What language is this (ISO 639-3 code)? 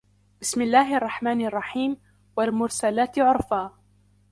ara